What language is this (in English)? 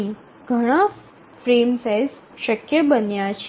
Gujarati